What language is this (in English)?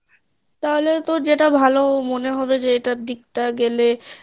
Bangla